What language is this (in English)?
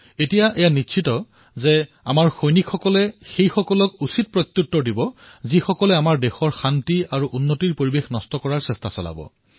Assamese